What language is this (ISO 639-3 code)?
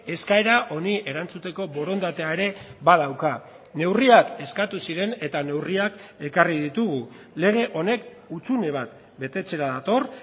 eus